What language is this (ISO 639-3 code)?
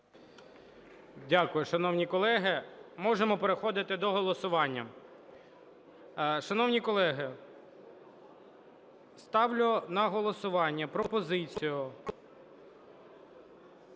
ukr